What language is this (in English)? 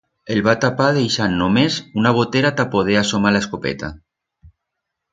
Aragonese